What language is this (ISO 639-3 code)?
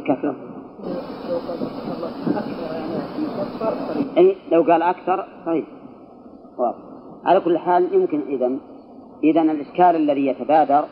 ara